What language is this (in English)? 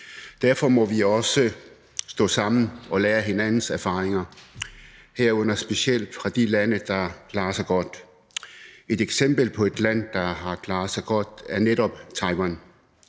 Danish